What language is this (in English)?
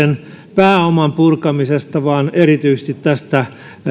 Finnish